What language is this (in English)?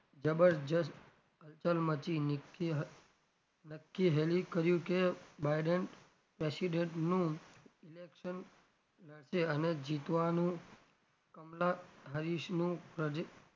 Gujarati